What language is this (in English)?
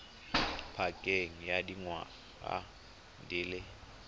Tswana